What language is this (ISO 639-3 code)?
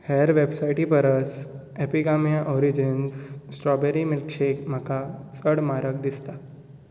kok